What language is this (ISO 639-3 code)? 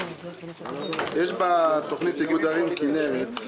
heb